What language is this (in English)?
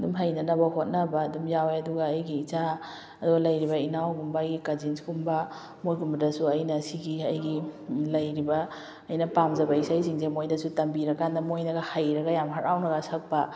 Manipuri